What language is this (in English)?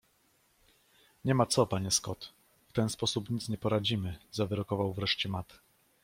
Polish